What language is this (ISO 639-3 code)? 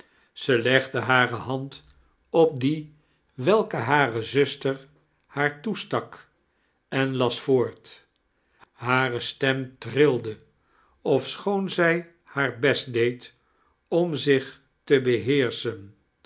nld